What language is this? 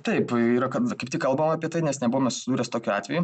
Lithuanian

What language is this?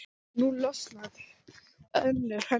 Icelandic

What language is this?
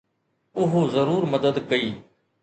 Sindhi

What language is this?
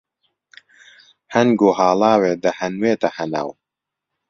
Central Kurdish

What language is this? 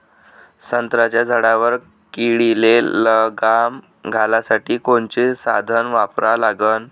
Marathi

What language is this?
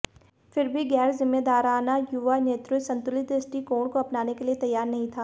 Hindi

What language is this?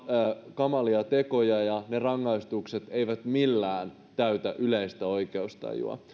Finnish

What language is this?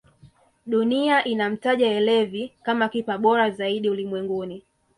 Swahili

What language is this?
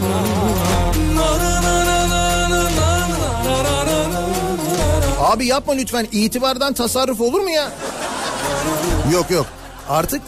Turkish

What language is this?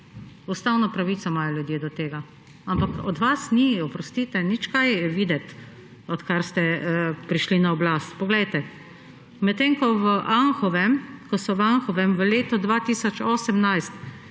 Slovenian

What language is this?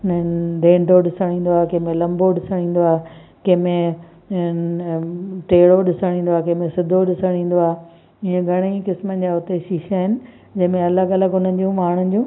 Sindhi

